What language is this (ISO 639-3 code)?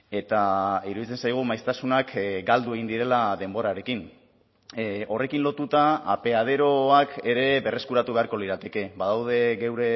eus